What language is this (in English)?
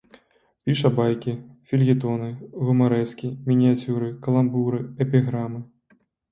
Belarusian